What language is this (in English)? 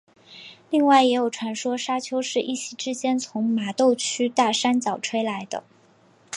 Chinese